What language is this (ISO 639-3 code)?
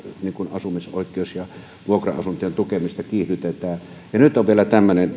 fin